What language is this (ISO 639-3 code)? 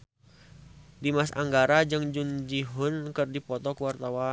sun